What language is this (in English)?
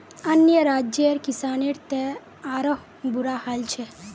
Magahi